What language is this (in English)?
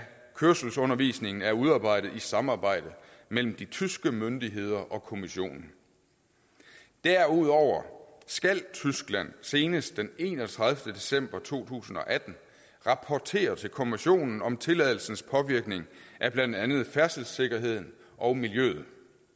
Danish